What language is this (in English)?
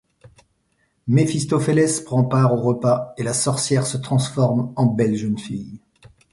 French